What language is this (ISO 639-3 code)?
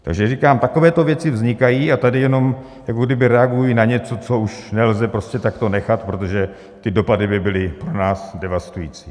ces